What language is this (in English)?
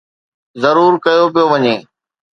Sindhi